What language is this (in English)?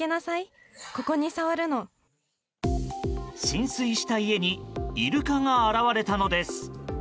Japanese